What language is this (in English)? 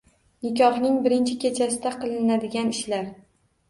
Uzbek